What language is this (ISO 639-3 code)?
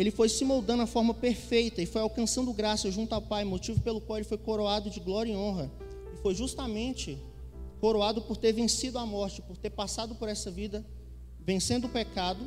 por